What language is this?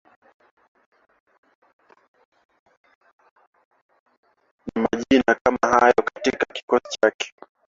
Swahili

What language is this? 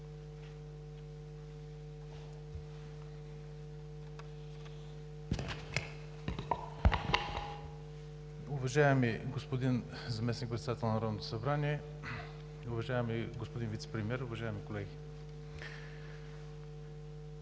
Bulgarian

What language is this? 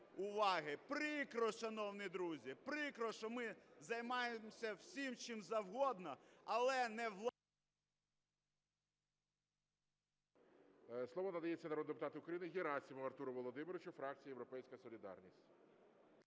Ukrainian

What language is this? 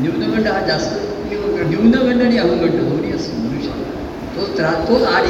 Marathi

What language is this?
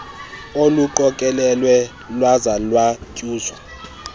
Xhosa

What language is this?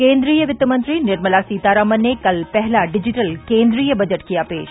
Hindi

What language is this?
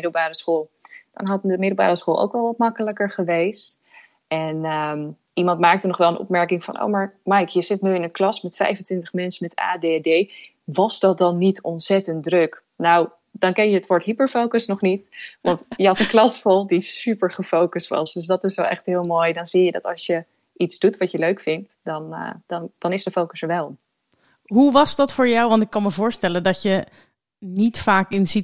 Dutch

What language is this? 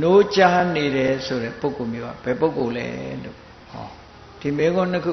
Thai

